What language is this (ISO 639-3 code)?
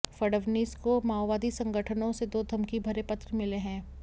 hin